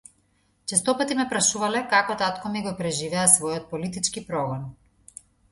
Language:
Macedonian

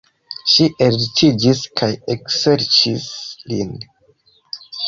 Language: Esperanto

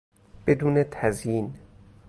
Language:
Persian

